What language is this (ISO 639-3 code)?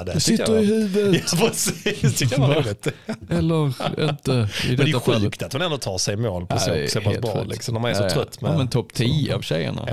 swe